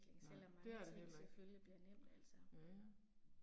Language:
Danish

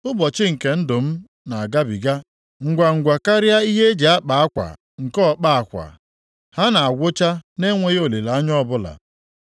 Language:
Igbo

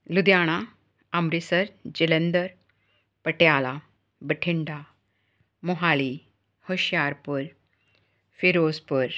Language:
Punjabi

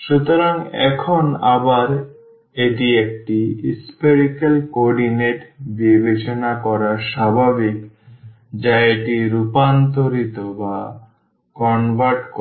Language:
Bangla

